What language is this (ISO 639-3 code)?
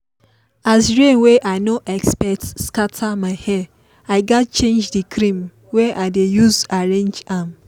pcm